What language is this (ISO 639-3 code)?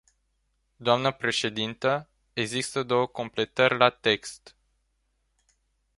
ron